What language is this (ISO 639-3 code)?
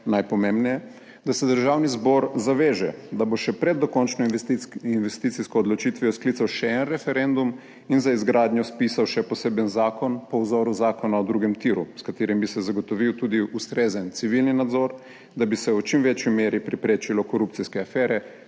slv